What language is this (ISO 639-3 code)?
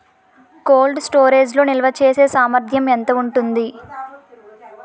tel